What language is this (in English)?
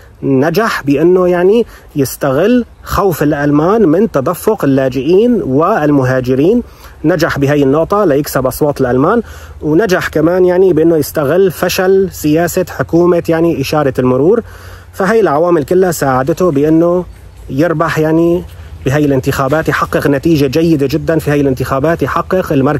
Arabic